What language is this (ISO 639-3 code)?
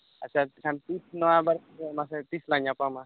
sat